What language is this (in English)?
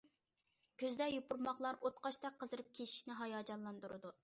Uyghur